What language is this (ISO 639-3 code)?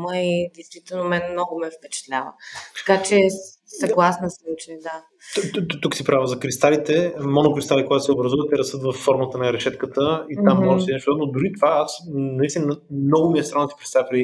bul